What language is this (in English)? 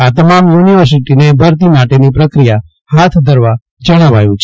Gujarati